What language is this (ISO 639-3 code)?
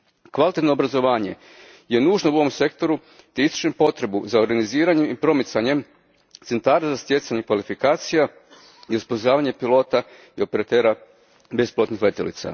hrv